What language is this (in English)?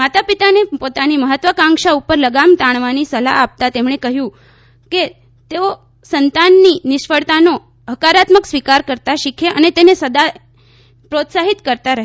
Gujarati